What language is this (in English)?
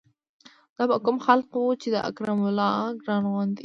Pashto